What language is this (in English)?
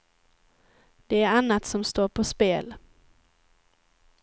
Swedish